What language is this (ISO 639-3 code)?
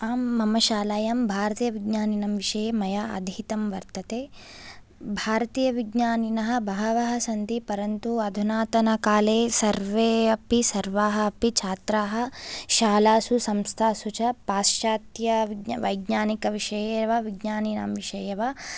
san